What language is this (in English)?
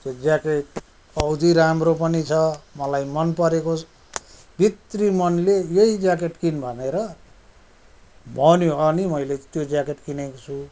Nepali